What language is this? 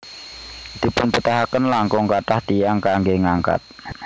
Javanese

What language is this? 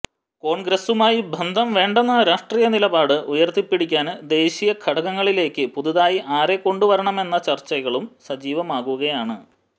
Malayalam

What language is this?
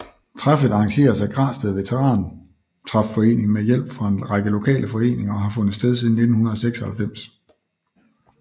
Danish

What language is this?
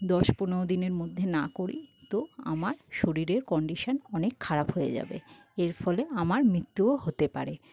Bangla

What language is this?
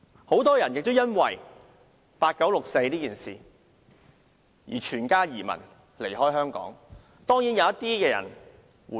Cantonese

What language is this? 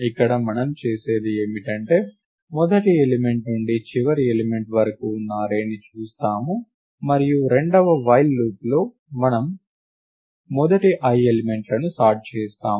Telugu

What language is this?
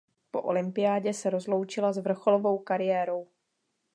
Czech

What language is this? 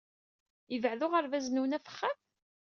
Kabyle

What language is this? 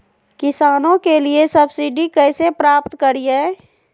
Magahi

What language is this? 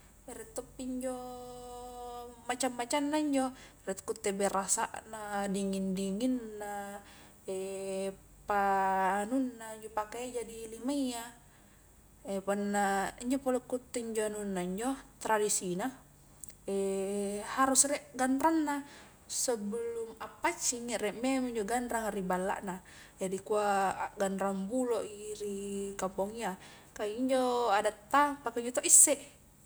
Highland Konjo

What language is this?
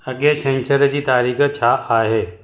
Sindhi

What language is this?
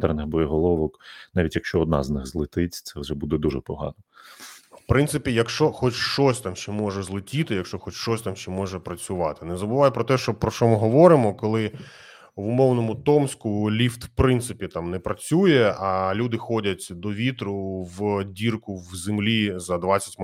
Ukrainian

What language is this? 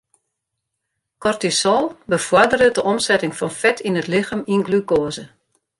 Western Frisian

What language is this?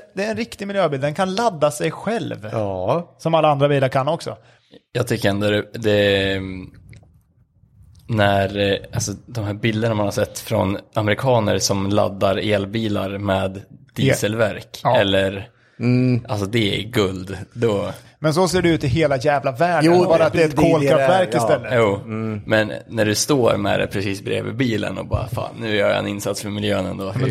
Swedish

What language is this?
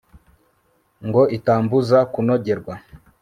Kinyarwanda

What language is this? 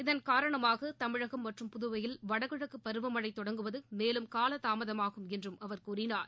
Tamil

